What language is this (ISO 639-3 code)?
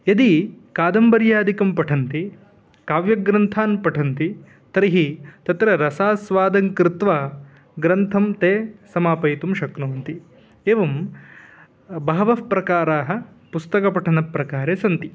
san